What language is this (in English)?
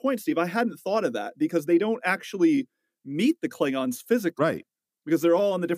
English